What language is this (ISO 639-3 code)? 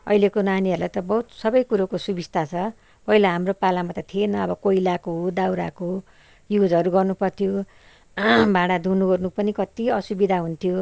nep